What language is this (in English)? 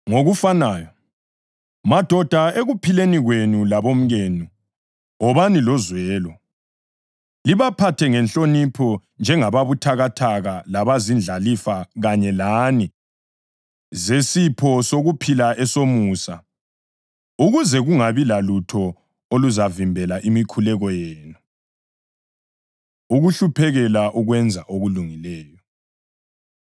North Ndebele